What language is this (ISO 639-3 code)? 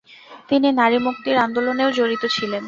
ben